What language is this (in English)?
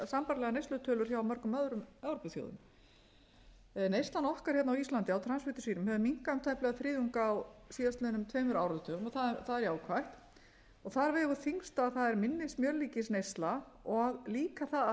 Icelandic